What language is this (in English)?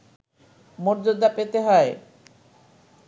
Bangla